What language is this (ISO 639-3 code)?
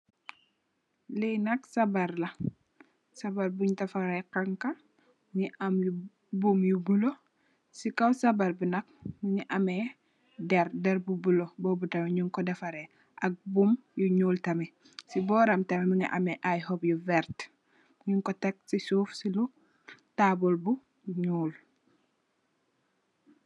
wol